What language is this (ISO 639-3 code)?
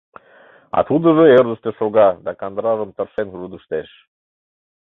chm